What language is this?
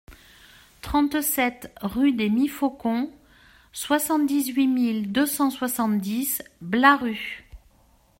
French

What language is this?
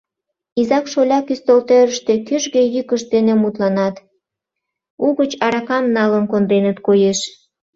Mari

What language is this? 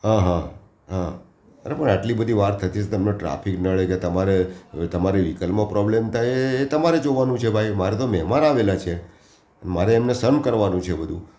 Gujarati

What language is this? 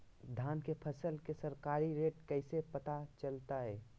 Magahi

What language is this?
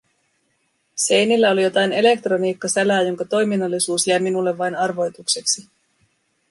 Finnish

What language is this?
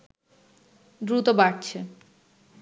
Bangla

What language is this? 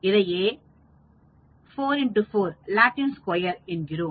Tamil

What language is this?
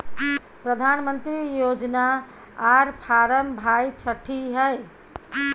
Maithili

